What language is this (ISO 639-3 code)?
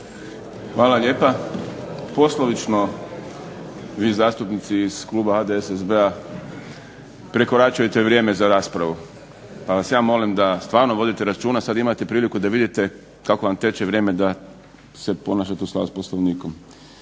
hrv